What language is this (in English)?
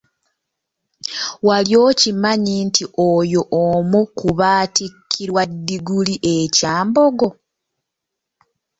Ganda